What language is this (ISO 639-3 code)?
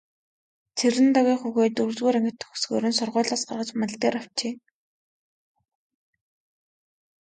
mon